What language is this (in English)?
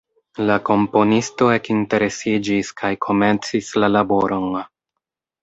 Esperanto